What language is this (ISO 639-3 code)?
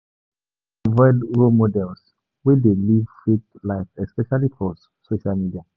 pcm